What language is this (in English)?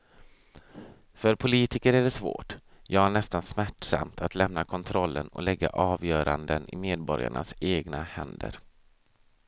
Swedish